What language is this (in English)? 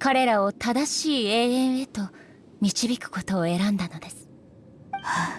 Japanese